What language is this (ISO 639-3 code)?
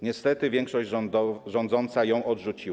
pol